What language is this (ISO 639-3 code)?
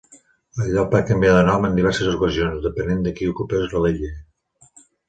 cat